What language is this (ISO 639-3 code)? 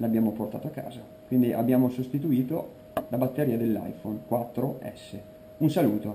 ita